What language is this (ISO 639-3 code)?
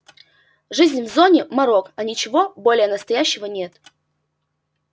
rus